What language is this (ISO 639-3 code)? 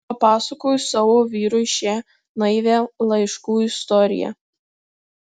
lit